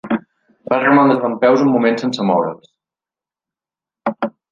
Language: Catalan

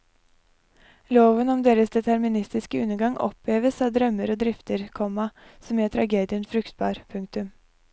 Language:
Norwegian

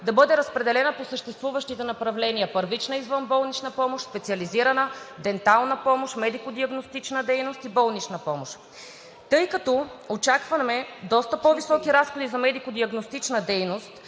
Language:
Bulgarian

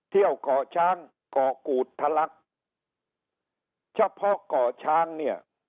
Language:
Thai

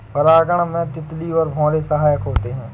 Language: Hindi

